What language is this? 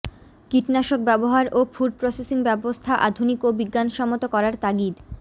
Bangla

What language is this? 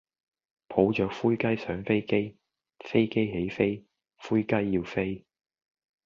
Cantonese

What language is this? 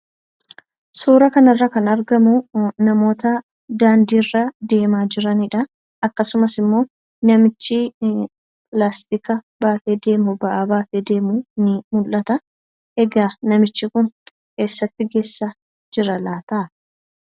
Oromo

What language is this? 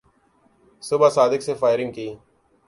Urdu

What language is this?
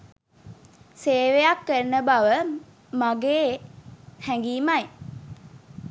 Sinhala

